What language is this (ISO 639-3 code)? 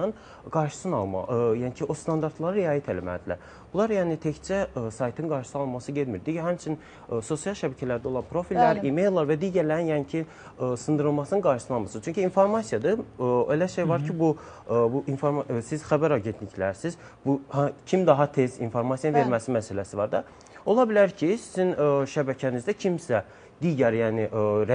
tur